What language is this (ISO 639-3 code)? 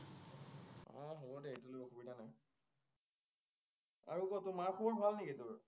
asm